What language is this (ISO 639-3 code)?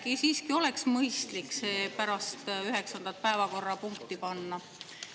est